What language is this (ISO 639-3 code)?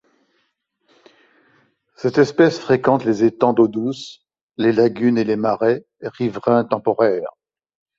fra